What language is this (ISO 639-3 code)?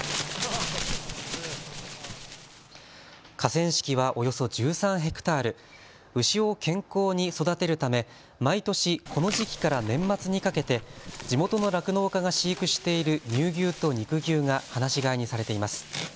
jpn